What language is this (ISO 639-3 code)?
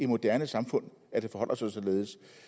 dan